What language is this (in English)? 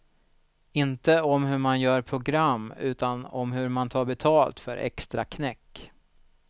Swedish